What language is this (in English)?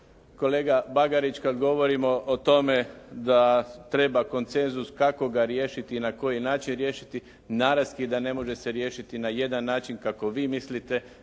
Croatian